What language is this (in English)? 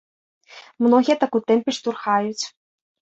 Belarusian